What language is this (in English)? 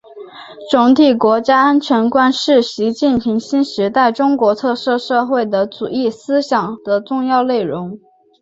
Chinese